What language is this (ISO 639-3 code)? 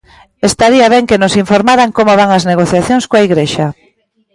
glg